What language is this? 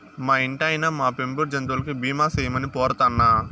Telugu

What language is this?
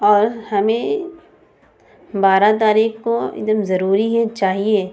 Urdu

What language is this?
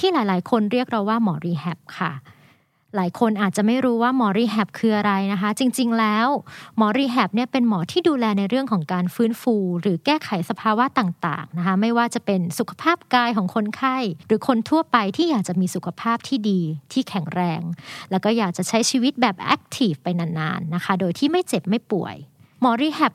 Thai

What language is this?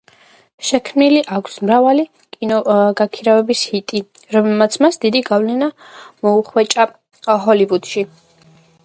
Georgian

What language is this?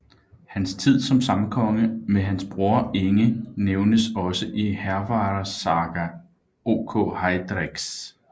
Danish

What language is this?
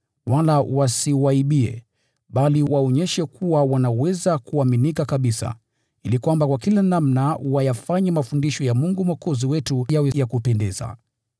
Swahili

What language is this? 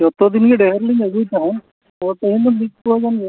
Santali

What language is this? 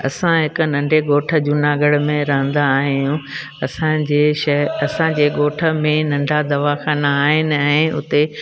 Sindhi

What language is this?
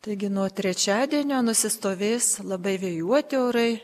Lithuanian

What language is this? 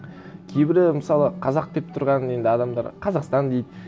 Kazakh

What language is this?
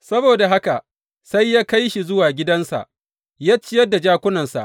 Hausa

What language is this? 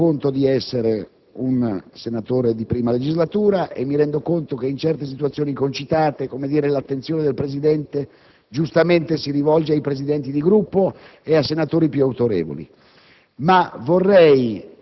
Italian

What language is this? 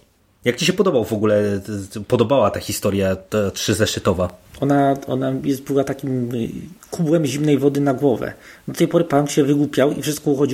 Polish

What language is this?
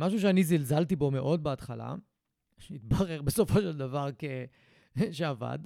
Hebrew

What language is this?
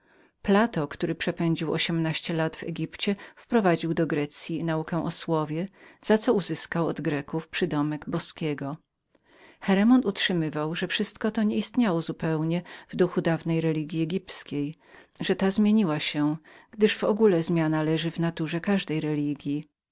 Polish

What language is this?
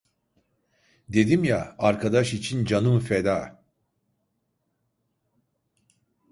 Turkish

